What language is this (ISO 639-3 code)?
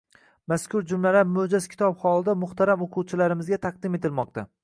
uzb